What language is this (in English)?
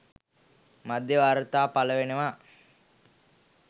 Sinhala